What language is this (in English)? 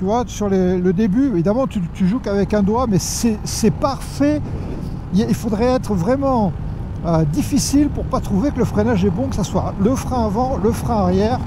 French